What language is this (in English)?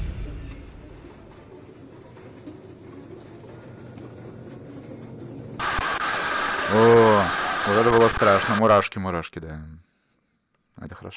Russian